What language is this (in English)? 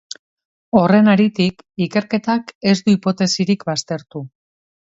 Basque